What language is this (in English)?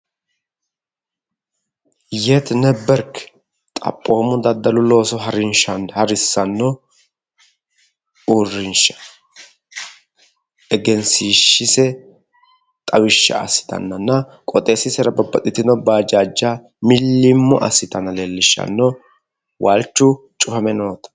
Sidamo